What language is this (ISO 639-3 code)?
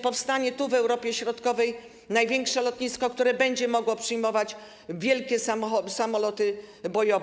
pol